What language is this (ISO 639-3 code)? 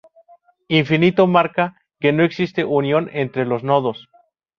spa